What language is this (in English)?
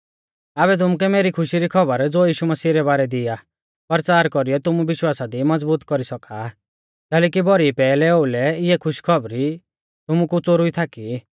Mahasu Pahari